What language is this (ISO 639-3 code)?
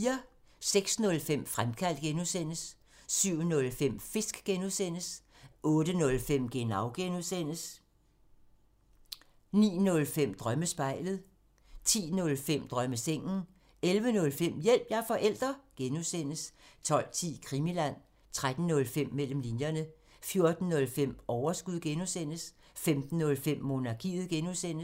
dan